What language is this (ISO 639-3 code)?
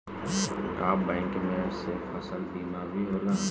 bho